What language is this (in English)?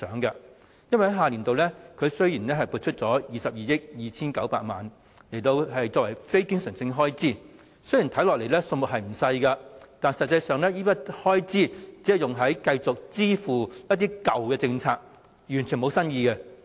Cantonese